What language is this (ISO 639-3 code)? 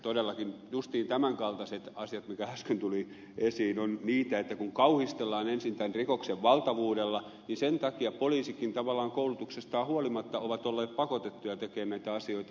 fin